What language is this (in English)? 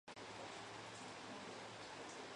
Spanish